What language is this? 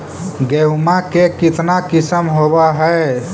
Magahi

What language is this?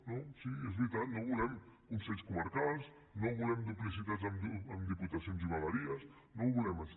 Catalan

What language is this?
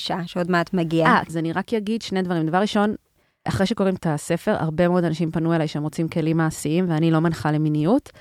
Hebrew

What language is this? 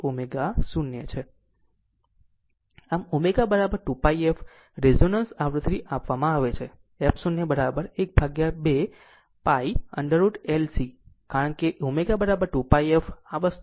Gujarati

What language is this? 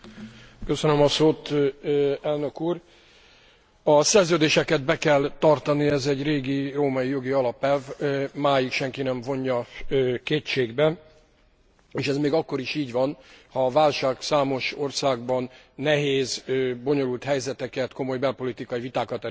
Hungarian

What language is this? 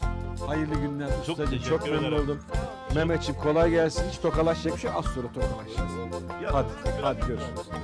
Turkish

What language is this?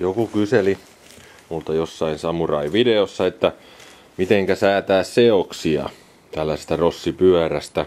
Finnish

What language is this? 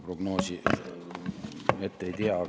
Estonian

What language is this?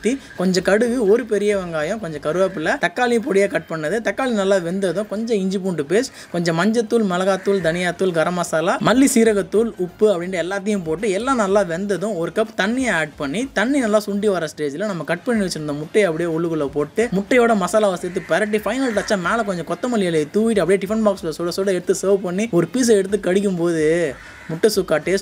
Arabic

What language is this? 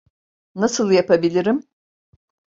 Turkish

